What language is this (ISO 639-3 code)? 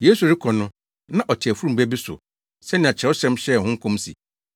aka